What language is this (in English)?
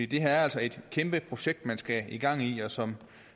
Danish